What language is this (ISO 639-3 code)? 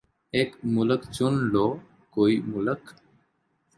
urd